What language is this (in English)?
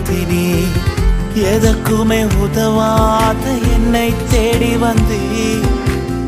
Urdu